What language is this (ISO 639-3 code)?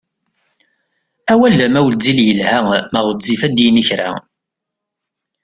kab